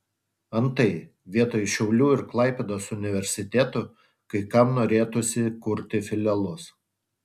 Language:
Lithuanian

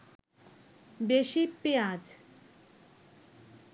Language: Bangla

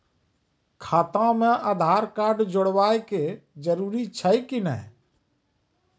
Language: Maithili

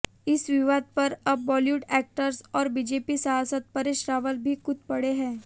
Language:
Hindi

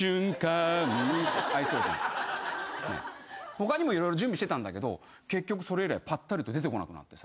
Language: Japanese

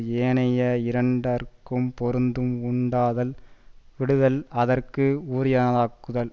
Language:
Tamil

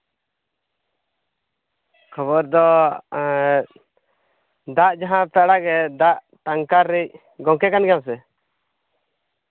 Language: Santali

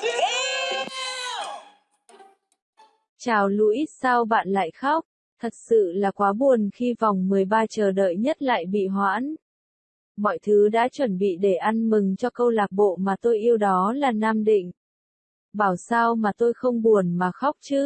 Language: Vietnamese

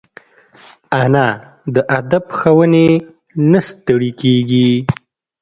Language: Pashto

